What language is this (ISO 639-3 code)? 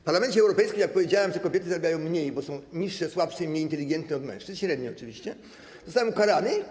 pol